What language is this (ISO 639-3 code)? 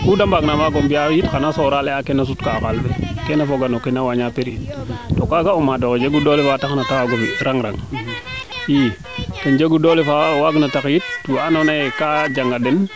srr